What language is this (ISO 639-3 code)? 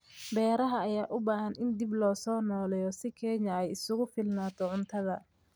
som